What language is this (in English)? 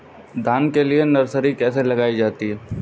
Hindi